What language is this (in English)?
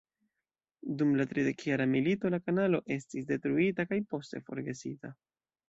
Esperanto